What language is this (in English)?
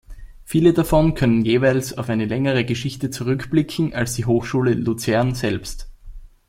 German